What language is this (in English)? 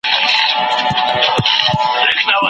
Pashto